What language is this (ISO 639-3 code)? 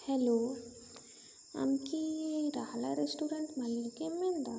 sat